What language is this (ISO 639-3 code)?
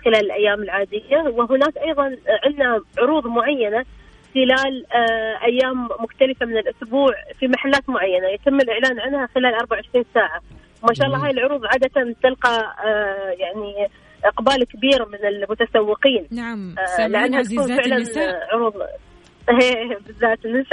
ara